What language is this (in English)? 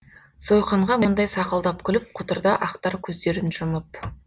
Kazakh